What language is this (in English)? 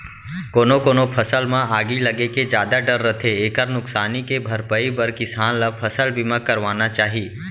Chhattisgarhi